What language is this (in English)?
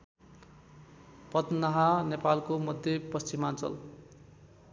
Nepali